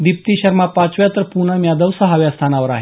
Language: Marathi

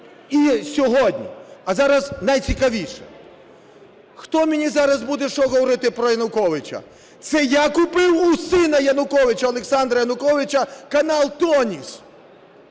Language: Ukrainian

